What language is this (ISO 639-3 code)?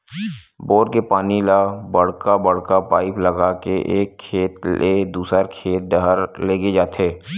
hne